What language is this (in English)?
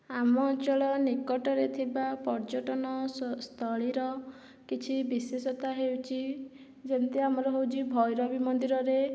Odia